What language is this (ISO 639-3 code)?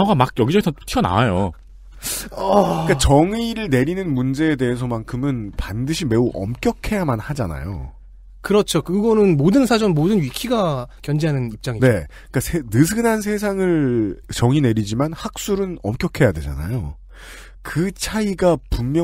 kor